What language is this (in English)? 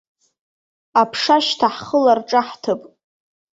Abkhazian